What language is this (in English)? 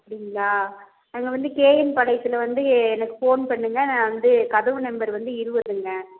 Tamil